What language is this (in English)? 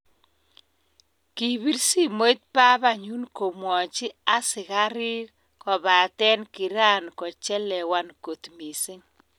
Kalenjin